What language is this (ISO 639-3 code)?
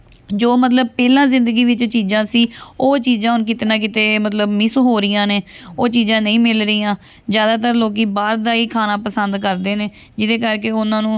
pan